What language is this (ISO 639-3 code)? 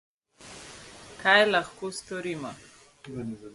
slv